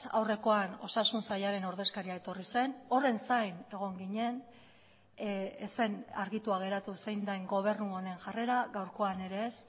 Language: Basque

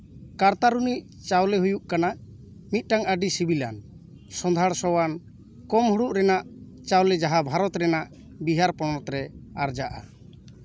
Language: Santali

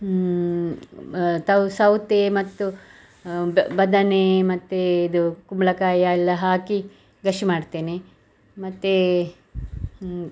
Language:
Kannada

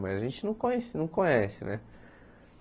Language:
Portuguese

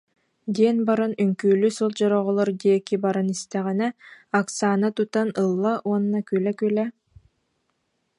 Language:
Yakut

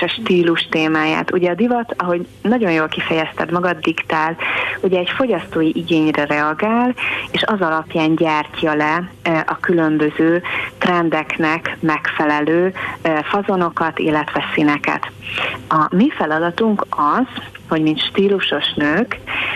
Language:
Hungarian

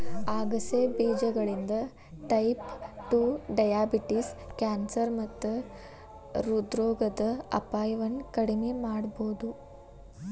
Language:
Kannada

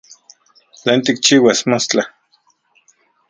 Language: Central Puebla Nahuatl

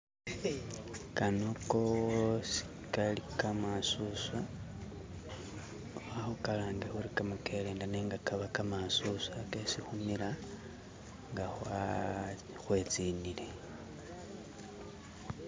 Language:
Masaaba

